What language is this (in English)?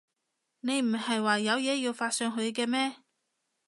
Cantonese